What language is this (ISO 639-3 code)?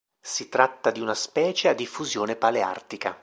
ita